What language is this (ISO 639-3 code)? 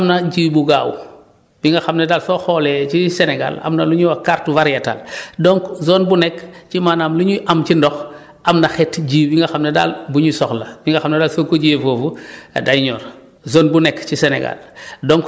wol